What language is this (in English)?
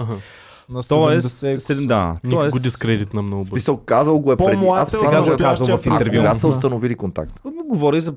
Bulgarian